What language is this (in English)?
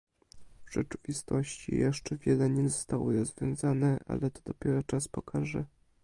Polish